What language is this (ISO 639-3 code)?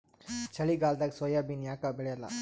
kan